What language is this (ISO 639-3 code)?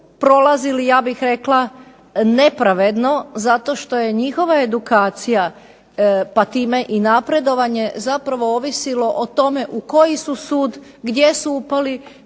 hrv